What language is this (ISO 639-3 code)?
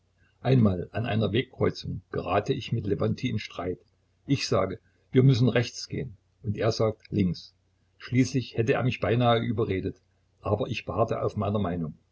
deu